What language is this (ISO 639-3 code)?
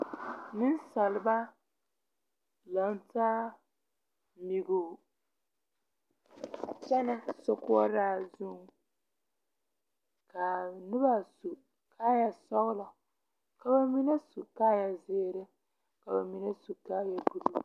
dga